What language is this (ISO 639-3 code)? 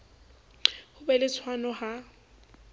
sot